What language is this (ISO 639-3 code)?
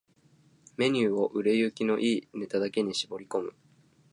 jpn